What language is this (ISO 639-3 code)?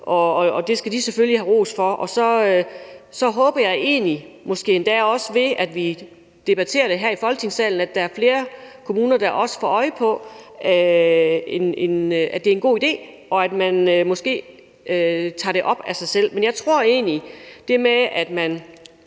dan